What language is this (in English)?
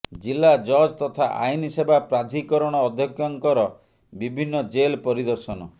Odia